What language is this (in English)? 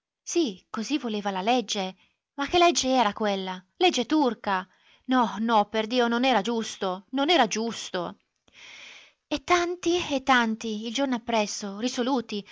Italian